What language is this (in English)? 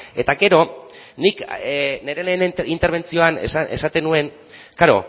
Basque